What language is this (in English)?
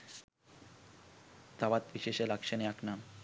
Sinhala